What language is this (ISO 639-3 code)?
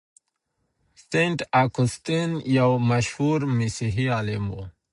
pus